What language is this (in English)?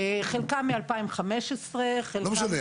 Hebrew